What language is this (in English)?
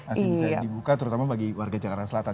Indonesian